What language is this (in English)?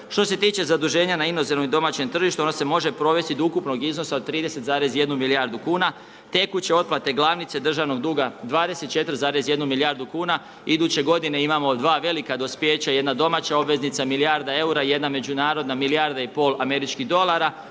Croatian